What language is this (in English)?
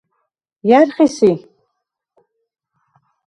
Svan